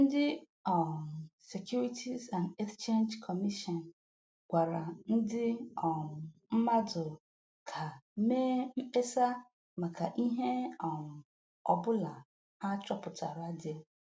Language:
Igbo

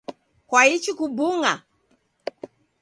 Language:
Taita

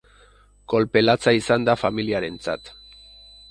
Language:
Basque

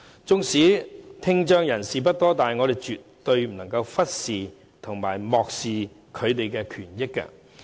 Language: Cantonese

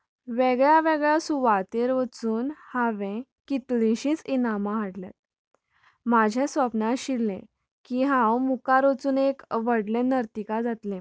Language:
Konkani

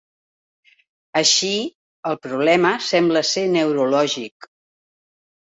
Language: Catalan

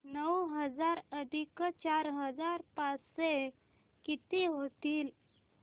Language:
Marathi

